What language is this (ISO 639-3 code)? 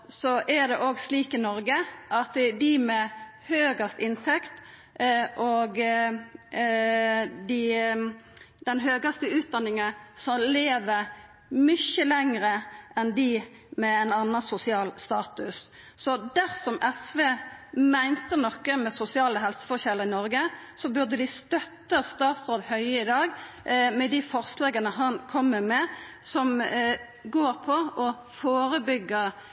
nno